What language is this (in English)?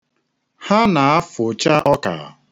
Igbo